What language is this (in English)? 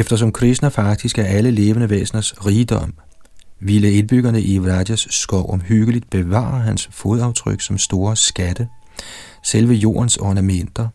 Danish